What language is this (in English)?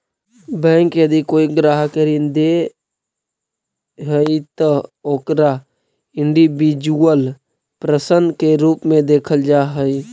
Magahi